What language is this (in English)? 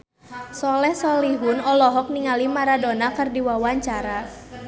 Sundanese